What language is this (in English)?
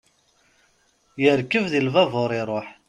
Kabyle